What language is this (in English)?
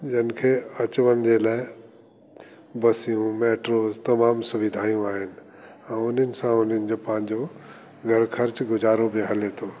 Sindhi